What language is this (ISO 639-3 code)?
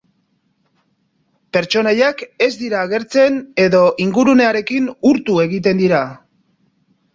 eus